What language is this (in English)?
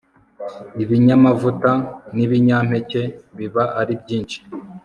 Kinyarwanda